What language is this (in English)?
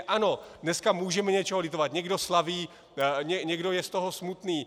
Czech